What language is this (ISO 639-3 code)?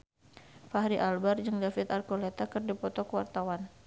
sun